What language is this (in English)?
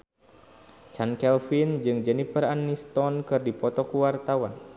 Sundanese